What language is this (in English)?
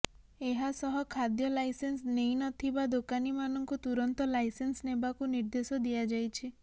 Odia